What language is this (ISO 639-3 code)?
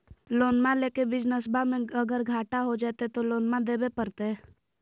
mag